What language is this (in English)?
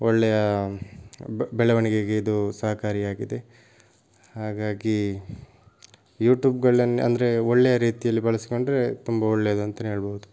Kannada